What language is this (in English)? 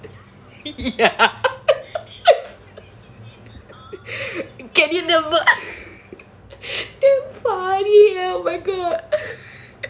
English